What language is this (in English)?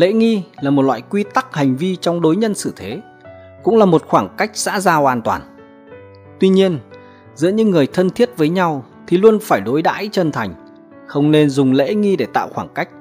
Vietnamese